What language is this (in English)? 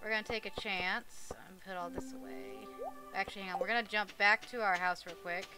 English